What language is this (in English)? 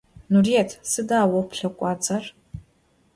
Adyghe